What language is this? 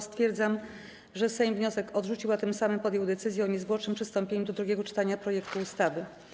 Polish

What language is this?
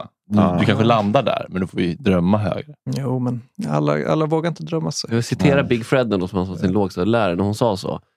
Swedish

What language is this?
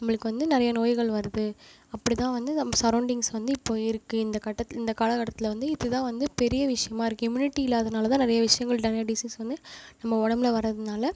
Tamil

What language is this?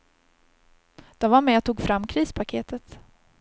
Swedish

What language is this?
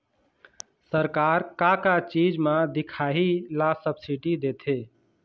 Chhattisgarhi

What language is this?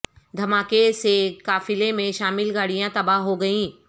Urdu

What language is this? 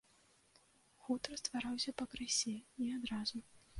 Belarusian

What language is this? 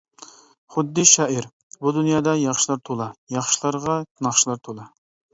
Uyghur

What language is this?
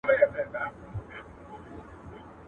Pashto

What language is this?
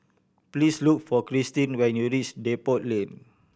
English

